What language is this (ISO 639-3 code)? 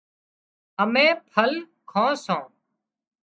kxp